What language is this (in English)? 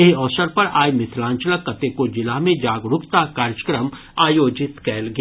Maithili